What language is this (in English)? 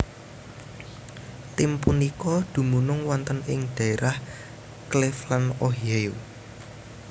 Javanese